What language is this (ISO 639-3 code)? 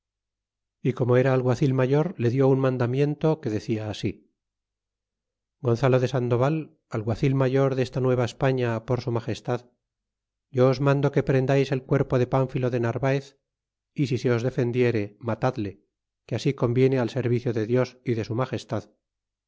spa